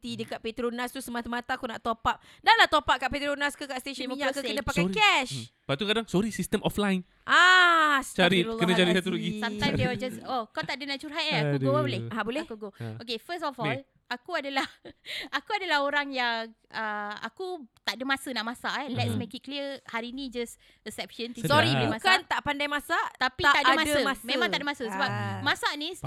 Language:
Malay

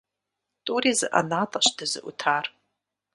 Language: Kabardian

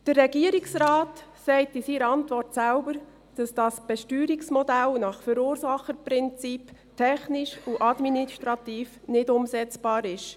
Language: Swiss German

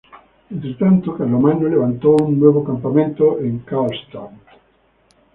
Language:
Spanish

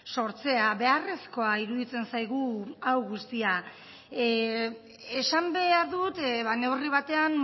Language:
Basque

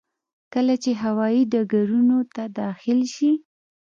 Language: Pashto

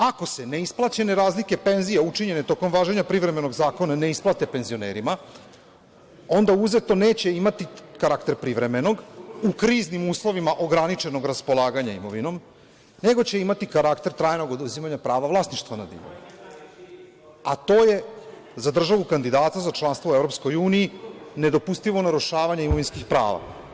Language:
Serbian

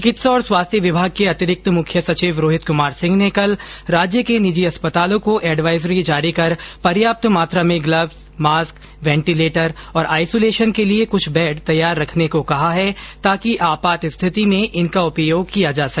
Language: Hindi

